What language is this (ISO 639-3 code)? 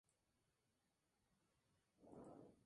spa